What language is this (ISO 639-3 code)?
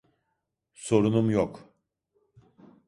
tur